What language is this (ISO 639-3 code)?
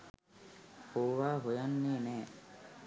sin